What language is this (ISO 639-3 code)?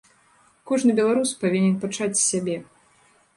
bel